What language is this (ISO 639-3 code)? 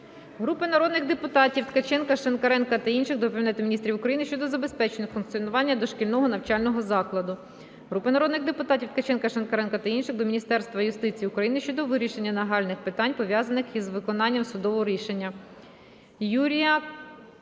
ukr